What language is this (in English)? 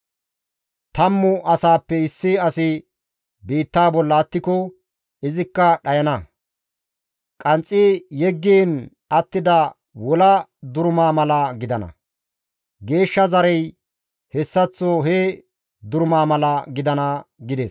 Gamo